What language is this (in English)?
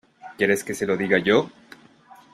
Spanish